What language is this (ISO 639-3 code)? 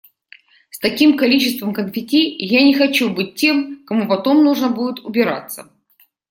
rus